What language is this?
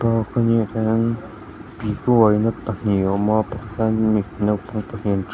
Mizo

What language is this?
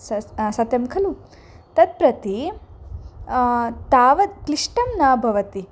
Sanskrit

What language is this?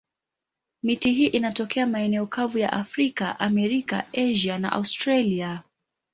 Swahili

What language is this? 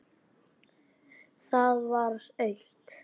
Icelandic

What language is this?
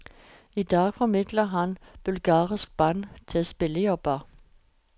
Norwegian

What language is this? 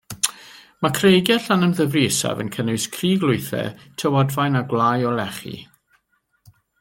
Welsh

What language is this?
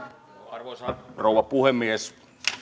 Finnish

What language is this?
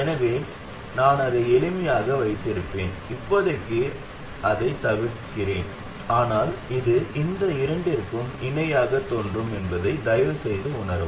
Tamil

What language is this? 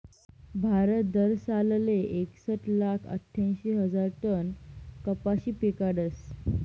Marathi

